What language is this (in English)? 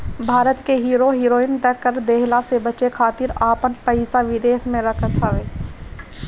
Bhojpuri